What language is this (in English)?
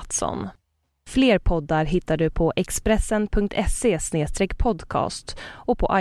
Swedish